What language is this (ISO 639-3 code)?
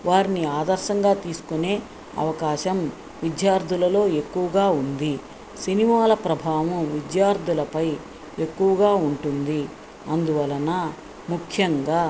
tel